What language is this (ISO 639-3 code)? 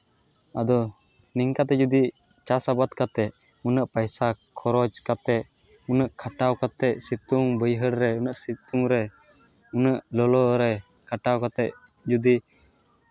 sat